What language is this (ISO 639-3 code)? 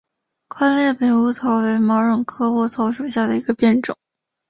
zho